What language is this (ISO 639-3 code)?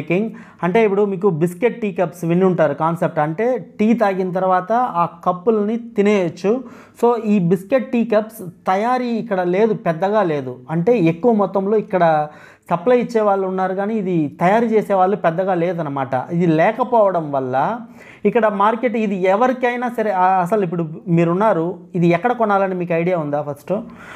hin